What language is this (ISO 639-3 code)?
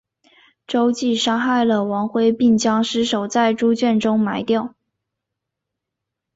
zho